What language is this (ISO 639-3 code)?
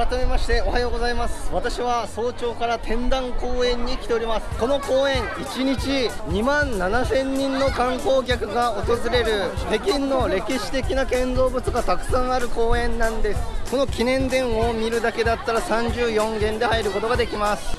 jpn